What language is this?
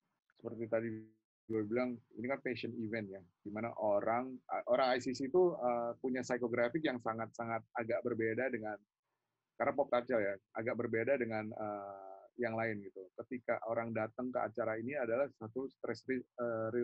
Indonesian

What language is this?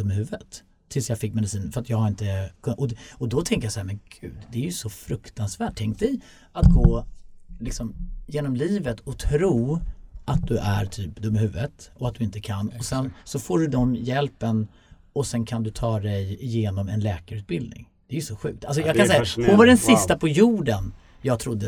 Swedish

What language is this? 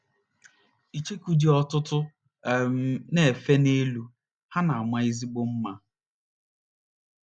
Igbo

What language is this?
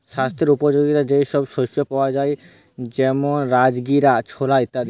Bangla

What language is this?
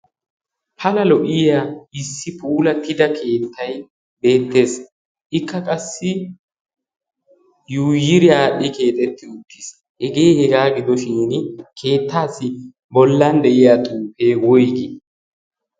Wolaytta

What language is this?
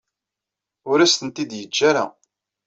Kabyle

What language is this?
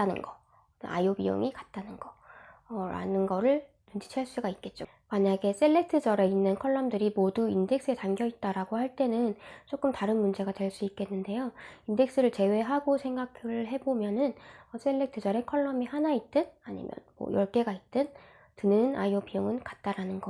Korean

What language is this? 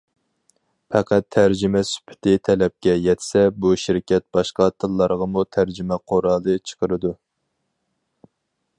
Uyghur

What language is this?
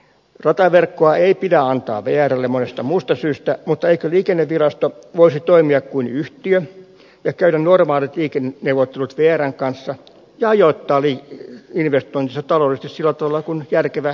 Finnish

